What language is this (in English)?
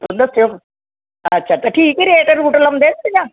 Punjabi